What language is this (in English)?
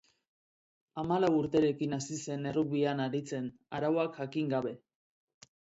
Basque